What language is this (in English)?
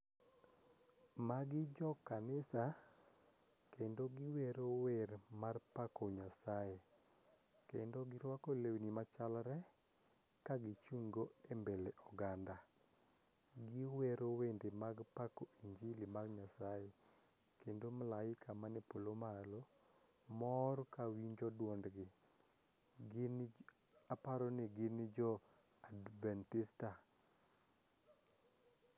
Luo (Kenya and Tanzania)